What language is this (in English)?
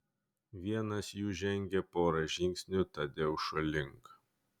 Lithuanian